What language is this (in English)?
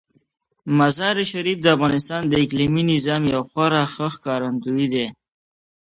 Pashto